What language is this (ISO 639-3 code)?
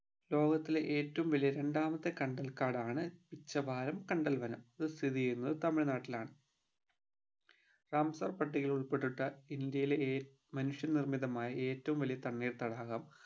mal